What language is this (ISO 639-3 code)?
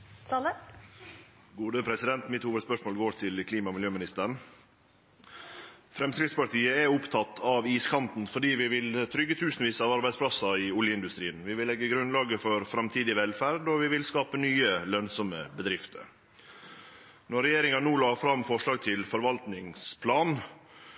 nno